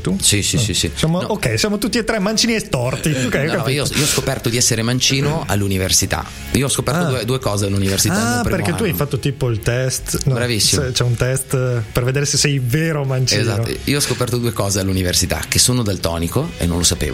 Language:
Italian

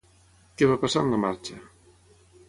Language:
Catalan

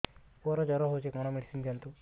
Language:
Odia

